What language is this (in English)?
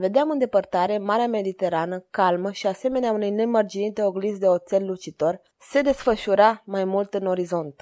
Romanian